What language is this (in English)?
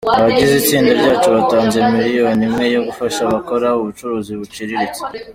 Kinyarwanda